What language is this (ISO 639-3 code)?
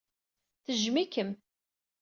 kab